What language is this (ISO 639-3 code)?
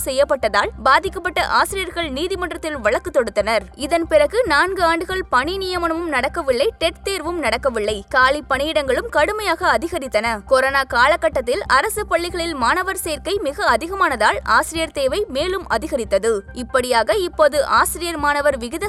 tam